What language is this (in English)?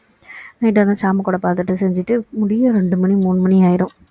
Tamil